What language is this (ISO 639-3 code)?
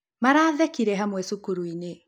kik